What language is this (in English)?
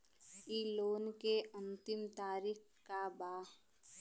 Bhojpuri